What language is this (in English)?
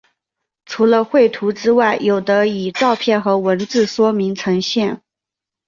Chinese